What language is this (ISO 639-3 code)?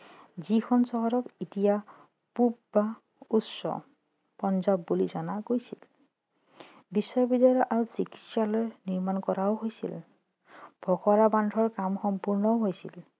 asm